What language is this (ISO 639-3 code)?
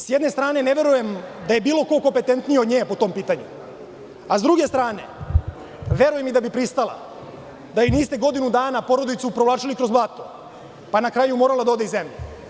srp